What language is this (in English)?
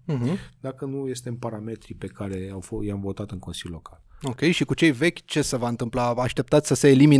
Romanian